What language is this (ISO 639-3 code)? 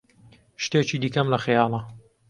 ckb